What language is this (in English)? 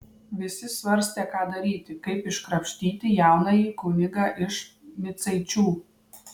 Lithuanian